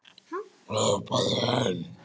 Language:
Icelandic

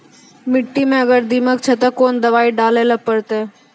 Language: Maithili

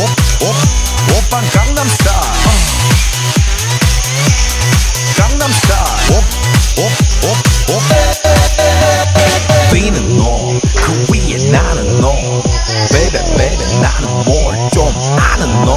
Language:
Danish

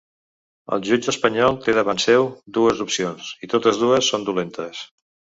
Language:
Catalan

